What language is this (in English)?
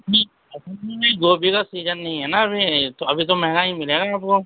Urdu